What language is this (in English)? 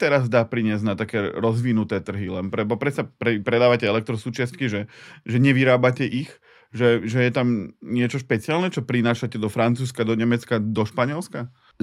Slovak